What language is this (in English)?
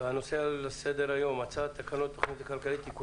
Hebrew